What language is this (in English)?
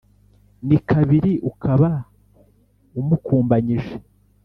Kinyarwanda